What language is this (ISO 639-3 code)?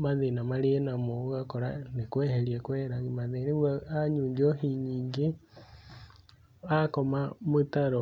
kik